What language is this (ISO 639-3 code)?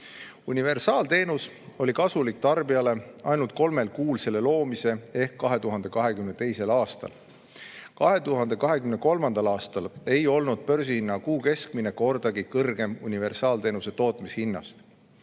est